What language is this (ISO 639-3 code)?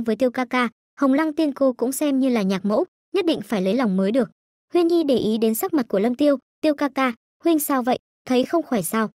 vie